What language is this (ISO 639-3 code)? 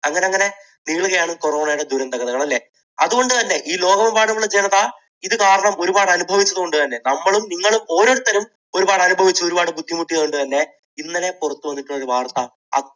mal